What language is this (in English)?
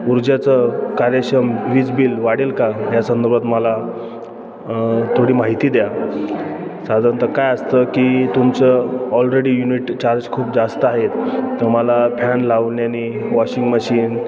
Marathi